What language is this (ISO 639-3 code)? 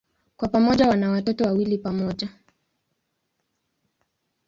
swa